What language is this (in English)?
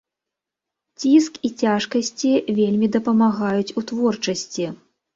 Belarusian